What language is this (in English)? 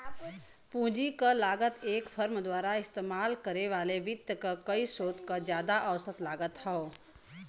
Bhojpuri